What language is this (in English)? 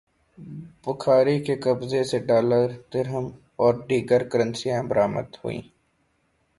Urdu